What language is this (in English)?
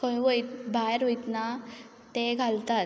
Konkani